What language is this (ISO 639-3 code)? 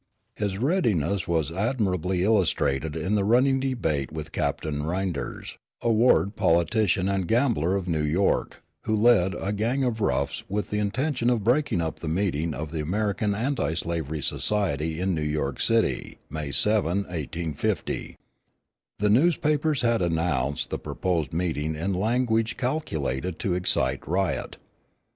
eng